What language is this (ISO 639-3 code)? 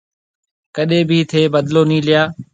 mve